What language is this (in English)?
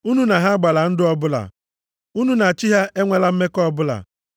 Igbo